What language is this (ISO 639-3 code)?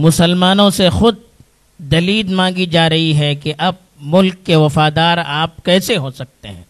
urd